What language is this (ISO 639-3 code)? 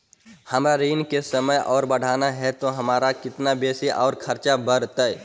mag